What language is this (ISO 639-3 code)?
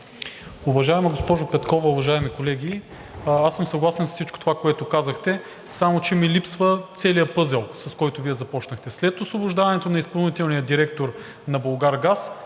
bul